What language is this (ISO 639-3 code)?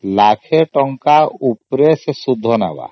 ori